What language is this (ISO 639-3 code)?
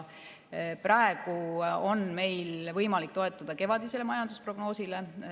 est